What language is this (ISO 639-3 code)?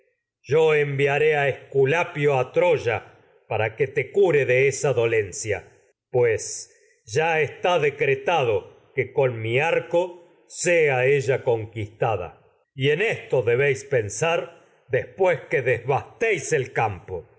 spa